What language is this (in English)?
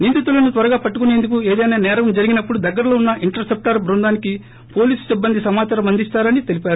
Telugu